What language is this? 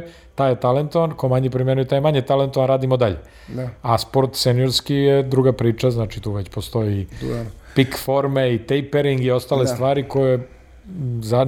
Croatian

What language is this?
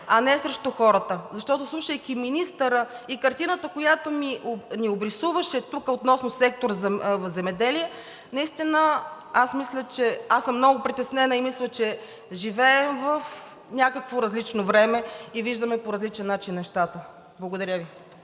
Bulgarian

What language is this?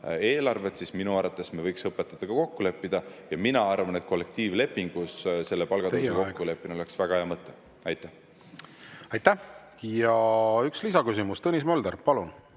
Estonian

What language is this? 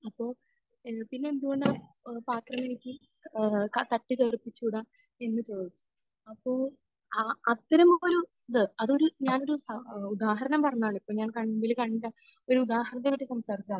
Malayalam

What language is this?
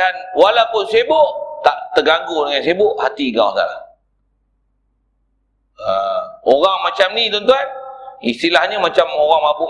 Malay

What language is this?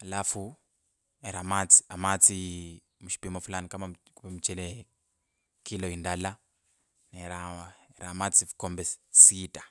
Kabras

